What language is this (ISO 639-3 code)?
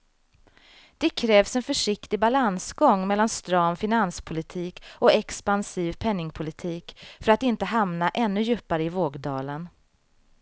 swe